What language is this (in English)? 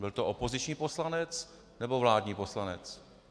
Czech